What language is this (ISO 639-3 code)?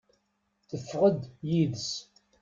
kab